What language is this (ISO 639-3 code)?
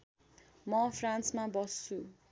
nep